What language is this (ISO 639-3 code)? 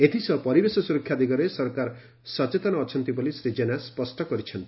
ori